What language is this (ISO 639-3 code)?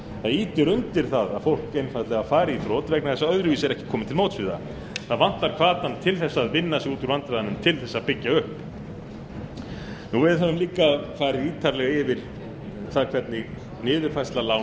isl